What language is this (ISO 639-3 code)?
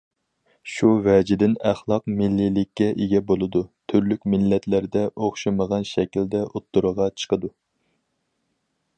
uig